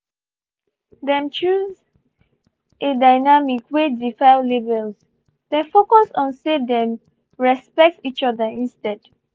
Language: Nigerian Pidgin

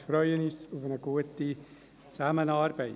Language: Swiss German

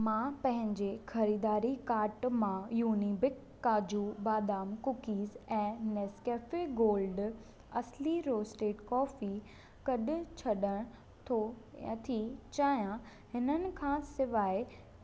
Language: Sindhi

